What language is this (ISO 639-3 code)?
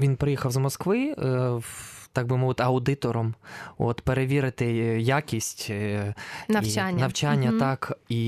ukr